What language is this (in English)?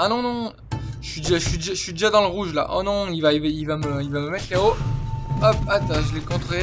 French